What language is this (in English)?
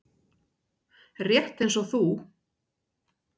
Icelandic